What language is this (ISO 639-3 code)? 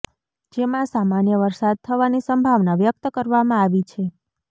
guj